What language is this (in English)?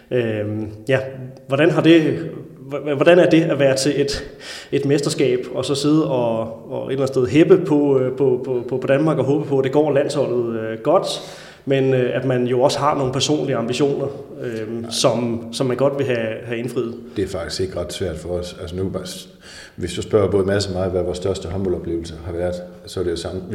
Danish